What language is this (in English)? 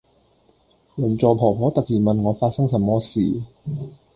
Cantonese